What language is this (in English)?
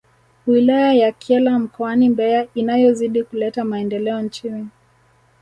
Swahili